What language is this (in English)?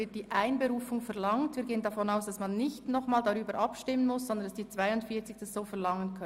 Swiss German